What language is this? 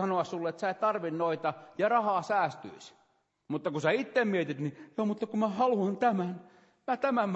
Finnish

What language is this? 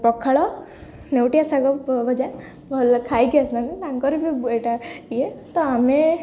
Odia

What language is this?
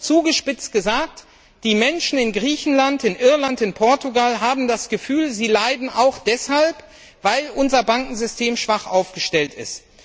German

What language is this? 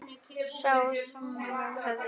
Icelandic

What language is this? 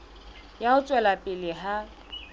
Southern Sotho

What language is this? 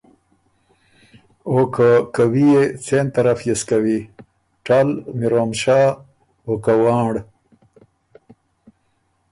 Ormuri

